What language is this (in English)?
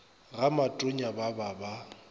Northern Sotho